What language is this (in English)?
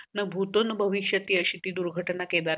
Marathi